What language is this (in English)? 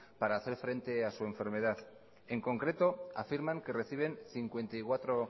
Spanish